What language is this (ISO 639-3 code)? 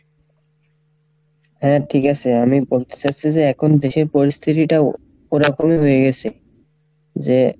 ben